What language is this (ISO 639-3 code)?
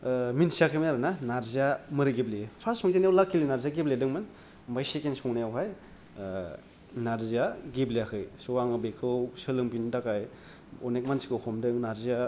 brx